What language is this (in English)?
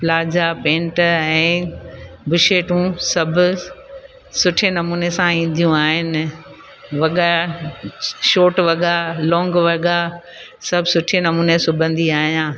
Sindhi